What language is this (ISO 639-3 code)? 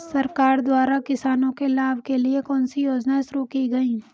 hin